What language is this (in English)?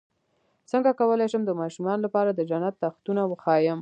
Pashto